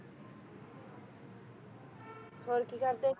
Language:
Punjabi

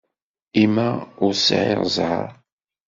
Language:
Kabyle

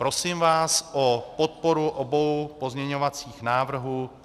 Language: Czech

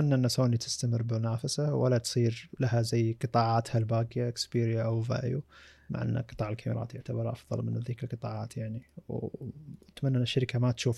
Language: Arabic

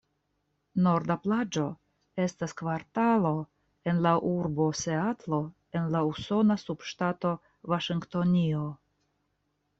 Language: Esperanto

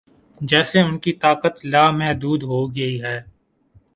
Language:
Urdu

